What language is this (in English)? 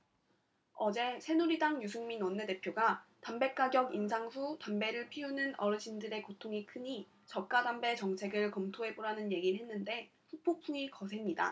Korean